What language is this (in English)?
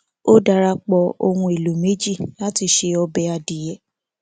Yoruba